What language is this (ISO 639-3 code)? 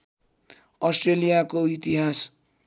nep